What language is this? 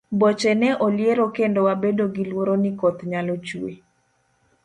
Luo (Kenya and Tanzania)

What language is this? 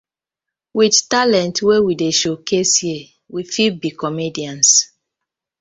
Nigerian Pidgin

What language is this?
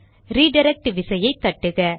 Tamil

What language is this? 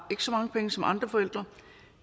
Danish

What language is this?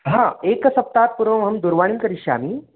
Sanskrit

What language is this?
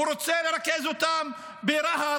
Hebrew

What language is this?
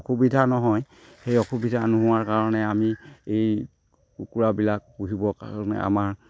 Assamese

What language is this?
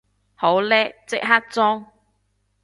Cantonese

